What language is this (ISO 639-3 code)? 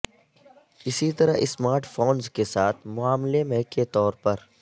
urd